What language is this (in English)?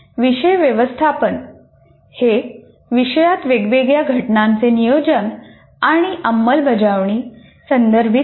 Marathi